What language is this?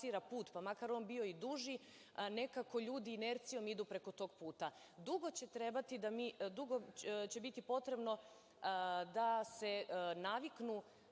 Serbian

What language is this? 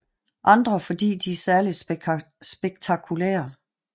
Danish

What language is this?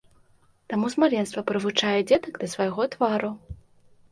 Belarusian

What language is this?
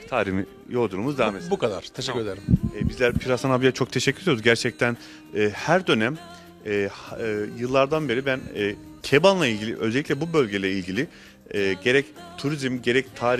Turkish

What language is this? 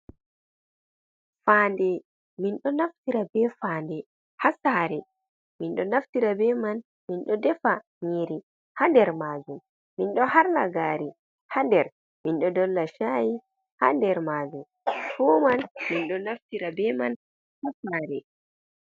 Fula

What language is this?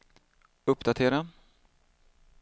Swedish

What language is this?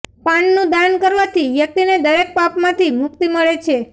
Gujarati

